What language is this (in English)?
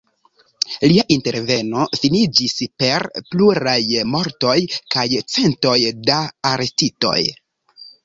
Esperanto